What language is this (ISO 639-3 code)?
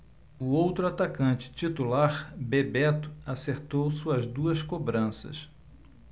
por